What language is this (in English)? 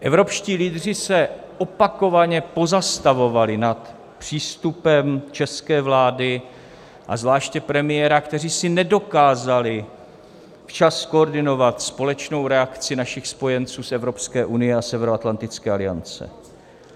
Czech